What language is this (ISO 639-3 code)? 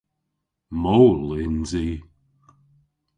cor